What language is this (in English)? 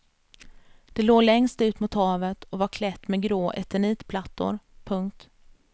Swedish